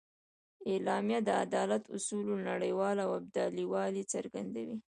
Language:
Pashto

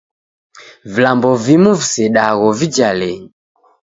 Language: Taita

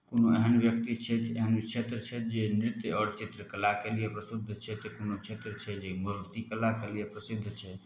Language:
Maithili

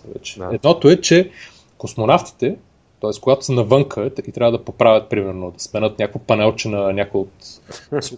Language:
Bulgarian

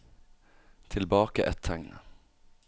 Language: Norwegian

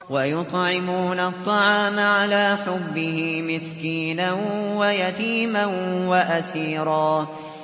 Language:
Arabic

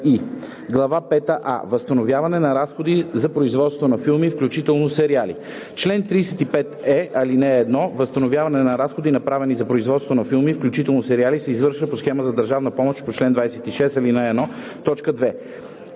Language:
Bulgarian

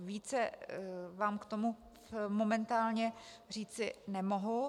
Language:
Czech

